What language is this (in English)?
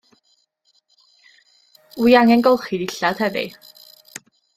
Welsh